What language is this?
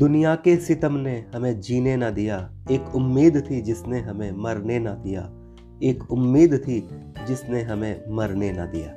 Hindi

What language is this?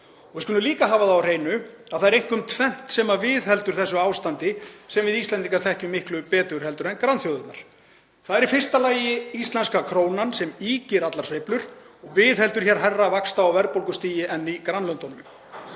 Icelandic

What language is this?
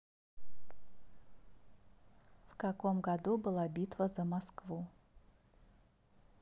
Russian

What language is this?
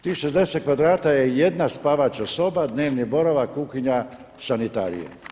Croatian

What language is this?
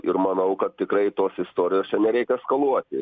Lithuanian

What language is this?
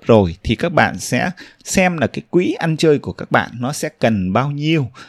Vietnamese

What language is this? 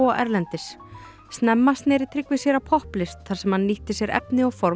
Icelandic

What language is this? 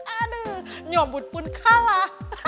Indonesian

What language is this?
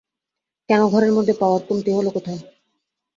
Bangla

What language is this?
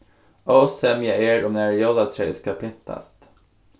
Faroese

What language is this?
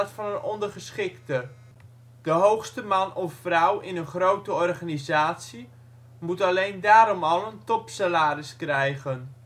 Dutch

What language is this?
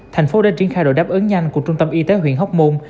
Vietnamese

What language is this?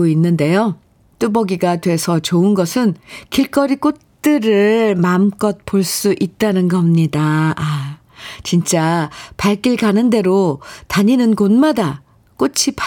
Korean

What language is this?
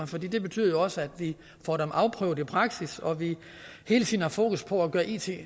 Danish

